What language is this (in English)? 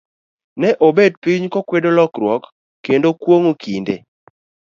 Luo (Kenya and Tanzania)